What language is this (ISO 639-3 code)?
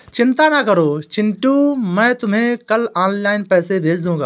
hin